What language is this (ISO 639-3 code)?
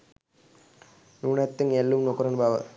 sin